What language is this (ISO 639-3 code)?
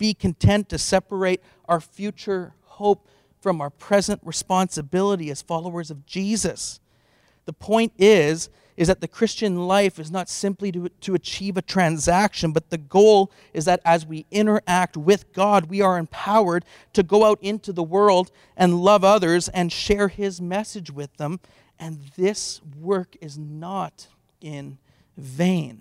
eng